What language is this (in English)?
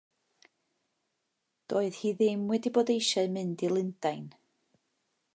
Welsh